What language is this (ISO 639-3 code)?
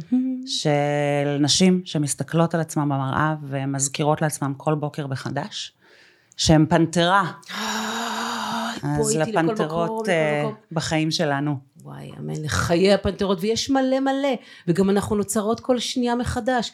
heb